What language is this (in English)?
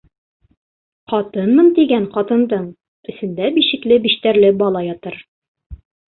Bashkir